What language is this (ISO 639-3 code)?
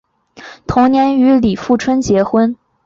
zho